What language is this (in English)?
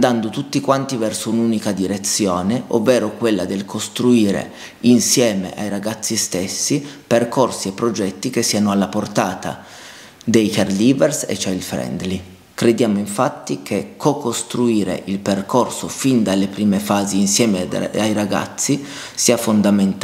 Italian